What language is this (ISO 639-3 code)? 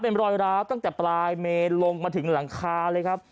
tha